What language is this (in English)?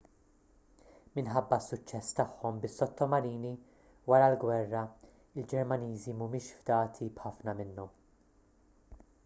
Maltese